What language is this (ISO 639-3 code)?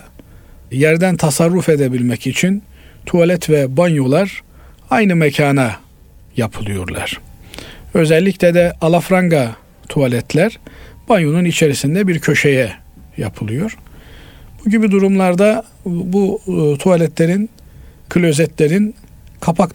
tur